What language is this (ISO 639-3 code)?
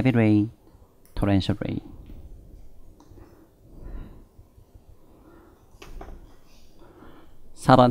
kor